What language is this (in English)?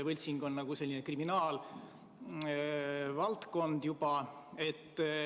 Estonian